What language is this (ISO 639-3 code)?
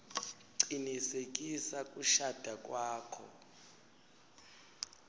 ssw